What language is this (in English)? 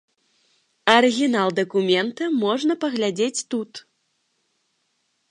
Belarusian